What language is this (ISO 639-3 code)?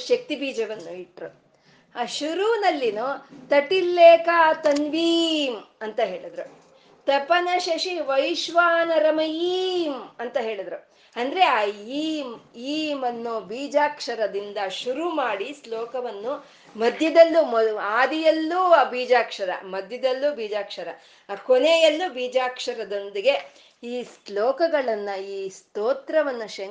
kan